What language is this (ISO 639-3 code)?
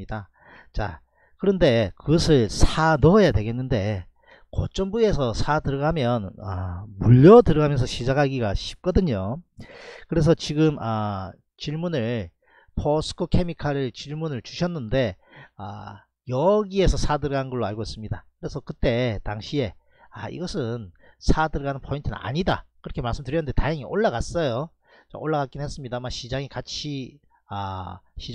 kor